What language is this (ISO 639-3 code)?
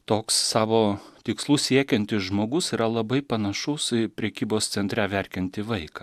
lit